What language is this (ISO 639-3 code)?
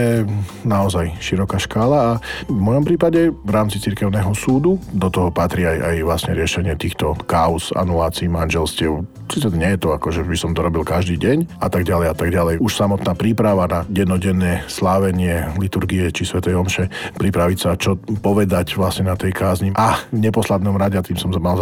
slk